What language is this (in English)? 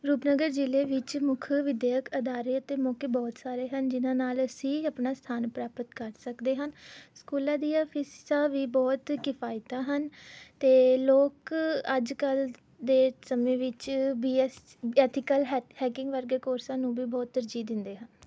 Punjabi